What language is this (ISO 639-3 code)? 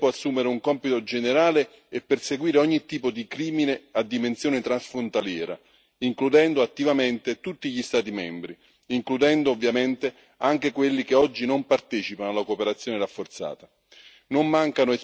ita